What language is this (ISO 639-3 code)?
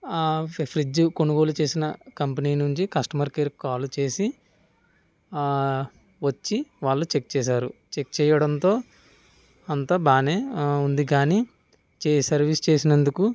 tel